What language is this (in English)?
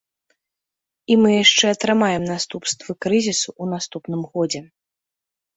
Belarusian